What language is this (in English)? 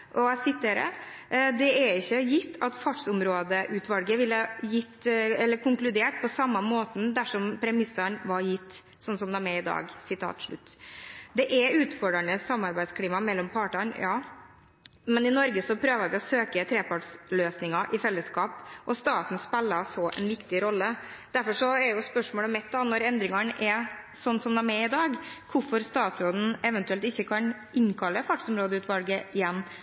Norwegian Bokmål